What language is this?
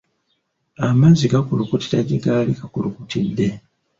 Ganda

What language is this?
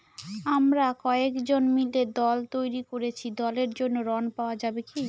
Bangla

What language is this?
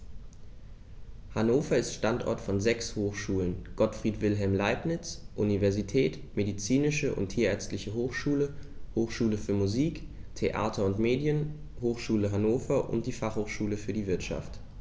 German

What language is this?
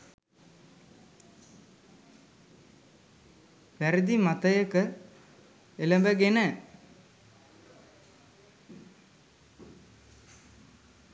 Sinhala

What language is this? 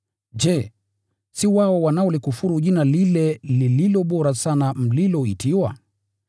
Swahili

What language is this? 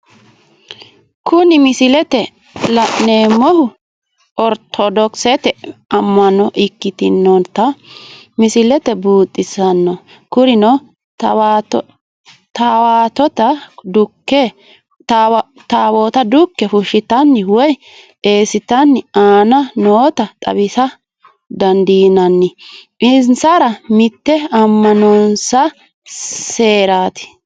Sidamo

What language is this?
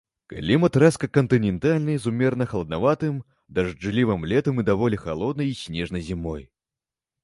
Belarusian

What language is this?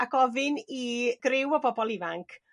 Welsh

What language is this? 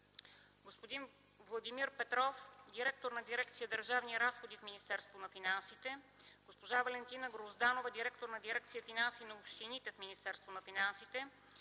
Bulgarian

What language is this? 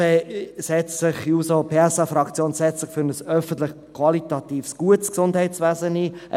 Swiss German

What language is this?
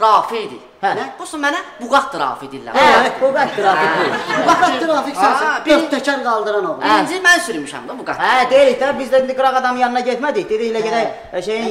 Turkish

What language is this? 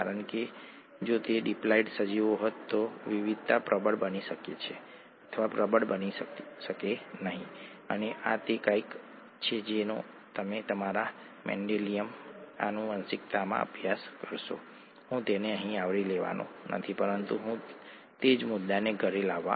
Gujarati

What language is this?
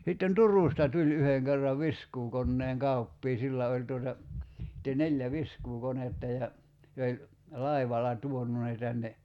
Finnish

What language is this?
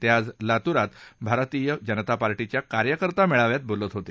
Marathi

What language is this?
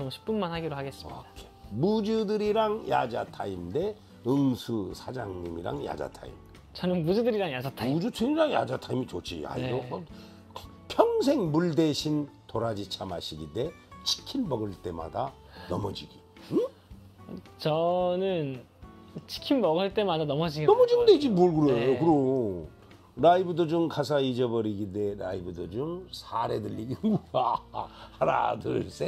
Korean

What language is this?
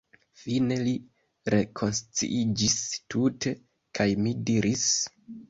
Esperanto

